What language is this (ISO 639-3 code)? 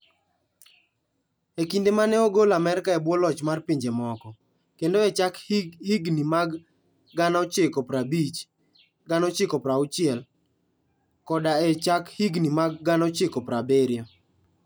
luo